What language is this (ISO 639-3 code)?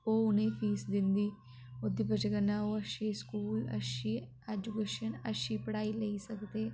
doi